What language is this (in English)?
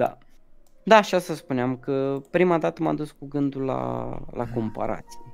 Romanian